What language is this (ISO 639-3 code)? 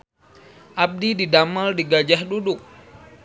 sun